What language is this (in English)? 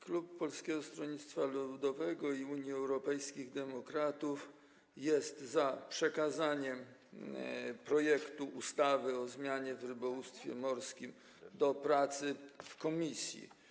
Polish